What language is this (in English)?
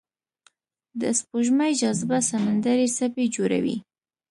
Pashto